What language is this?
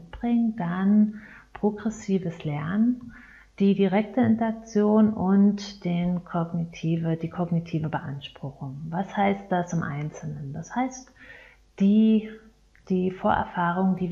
German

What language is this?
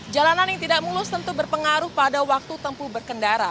Indonesian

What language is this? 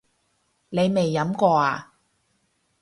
Cantonese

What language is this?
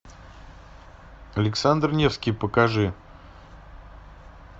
Russian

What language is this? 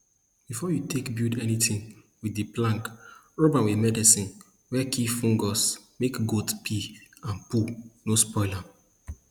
Nigerian Pidgin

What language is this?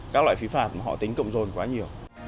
Vietnamese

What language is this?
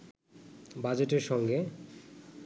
Bangla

